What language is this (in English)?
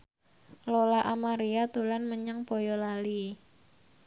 Javanese